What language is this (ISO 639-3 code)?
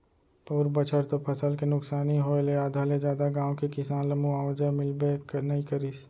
hne